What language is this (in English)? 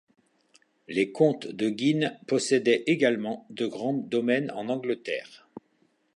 French